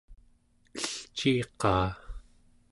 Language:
Central Yupik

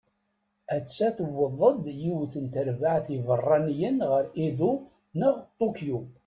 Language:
Kabyle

